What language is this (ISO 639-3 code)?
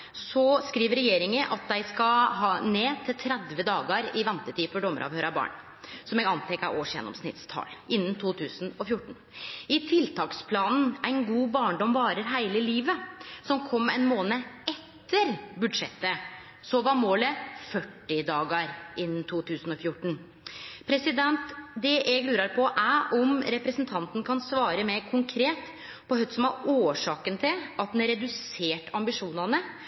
nno